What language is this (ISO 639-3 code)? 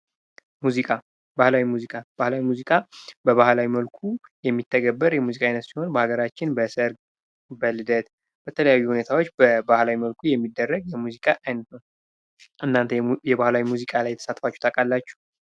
amh